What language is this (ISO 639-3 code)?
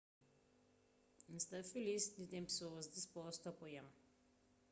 kea